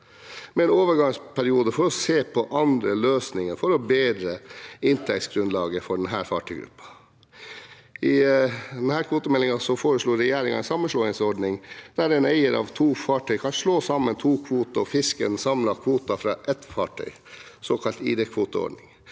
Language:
Norwegian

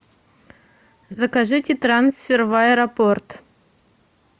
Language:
Russian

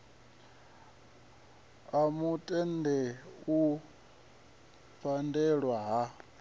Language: Venda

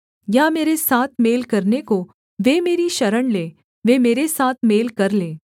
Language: Hindi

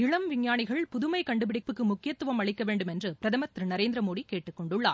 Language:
Tamil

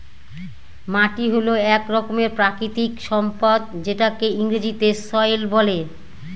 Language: Bangla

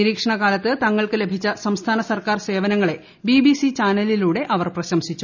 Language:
Malayalam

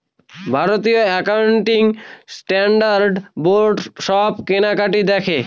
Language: Bangla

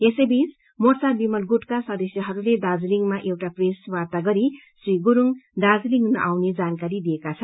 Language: Nepali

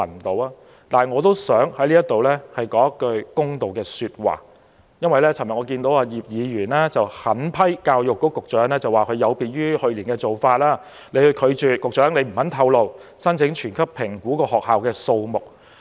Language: Cantonese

